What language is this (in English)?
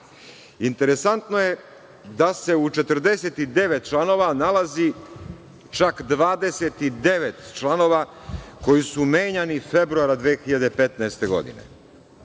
Serbian